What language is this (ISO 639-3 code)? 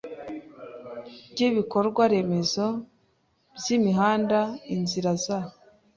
kin